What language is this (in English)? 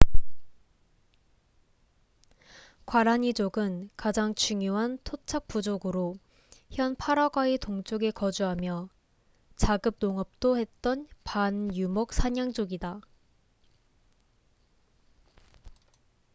Korean